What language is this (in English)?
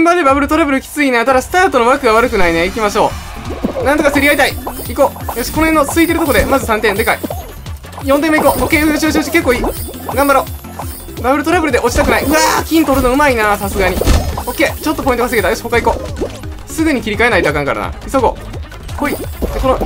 Japanese